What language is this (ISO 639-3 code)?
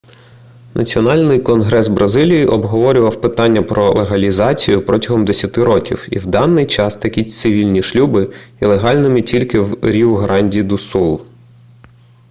ukr